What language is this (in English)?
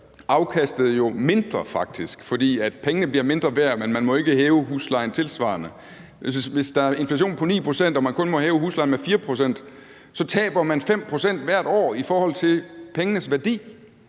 Danish